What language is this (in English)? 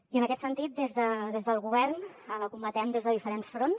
Catalan